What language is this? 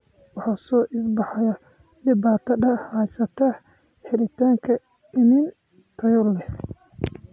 Somali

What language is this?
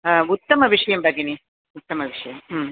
Sanskrit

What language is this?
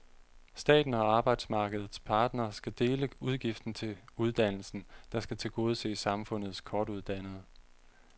Danish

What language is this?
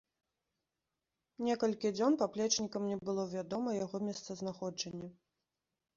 Belarusian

